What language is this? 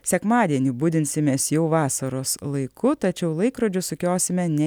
Lithuanian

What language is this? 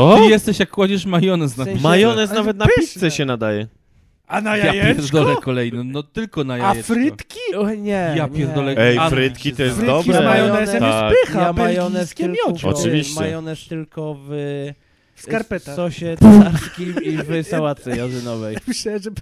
Polish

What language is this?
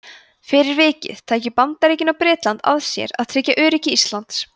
Icelandic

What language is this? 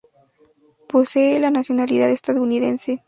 Spanish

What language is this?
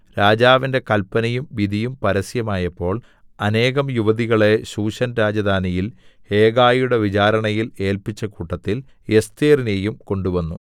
Malayalam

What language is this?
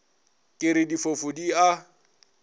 Northern Sotho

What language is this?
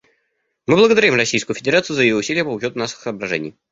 Russian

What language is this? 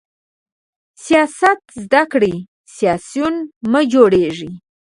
Pashto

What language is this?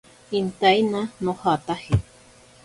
Ashéninka Perené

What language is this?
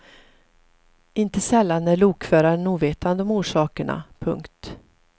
Swedish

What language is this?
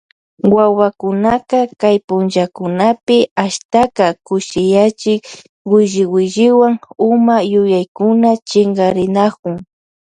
Loja Highland Quichua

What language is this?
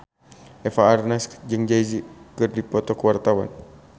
Sundanese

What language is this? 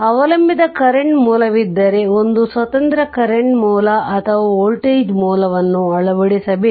Kannada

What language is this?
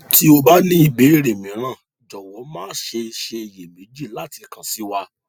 Yoruba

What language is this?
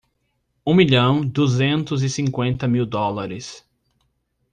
Portuguese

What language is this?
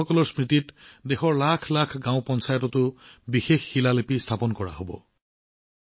Assamese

